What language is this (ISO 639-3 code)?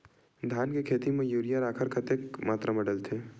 hne